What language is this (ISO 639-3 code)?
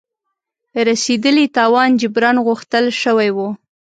pus